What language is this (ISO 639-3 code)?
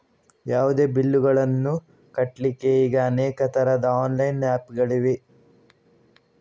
kan